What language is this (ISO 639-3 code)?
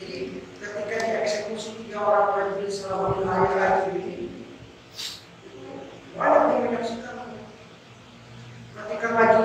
ind